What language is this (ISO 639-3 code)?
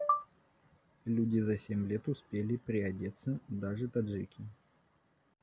rus